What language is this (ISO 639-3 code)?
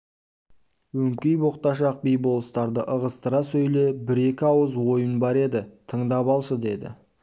kaz